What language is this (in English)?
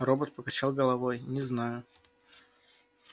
Russian